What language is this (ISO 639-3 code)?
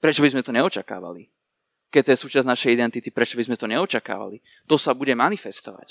slk